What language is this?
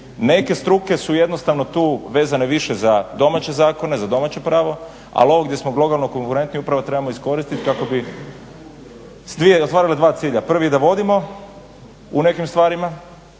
Croatian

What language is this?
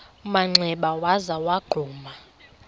Xhosa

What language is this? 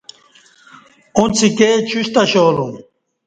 Kati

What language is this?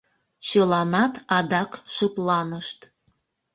Mari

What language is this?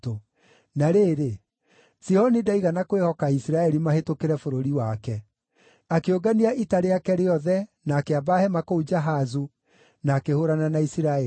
Kikuyu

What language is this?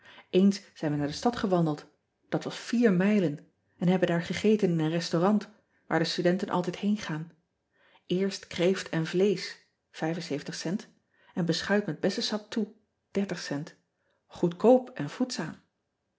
Dutch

